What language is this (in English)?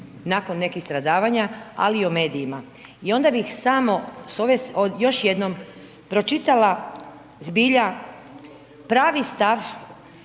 Croatian